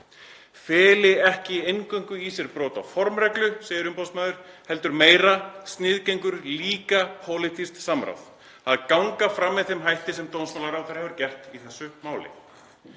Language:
Icelandic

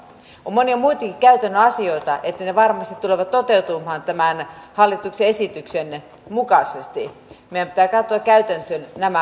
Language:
Finnish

